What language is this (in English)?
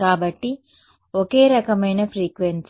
Telugu